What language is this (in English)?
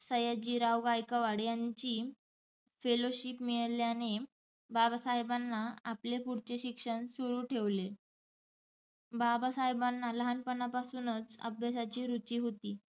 Marathi